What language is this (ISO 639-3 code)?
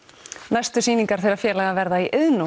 isl